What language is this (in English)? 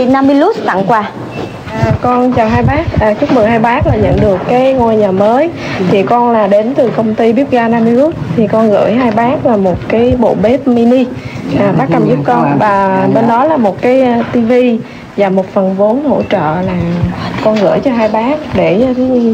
Vietnamese